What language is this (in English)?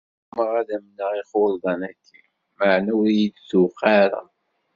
Kabyle